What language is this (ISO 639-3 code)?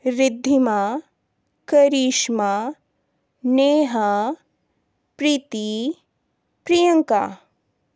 hin